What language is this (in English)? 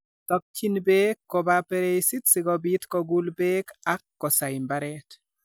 Kalenjin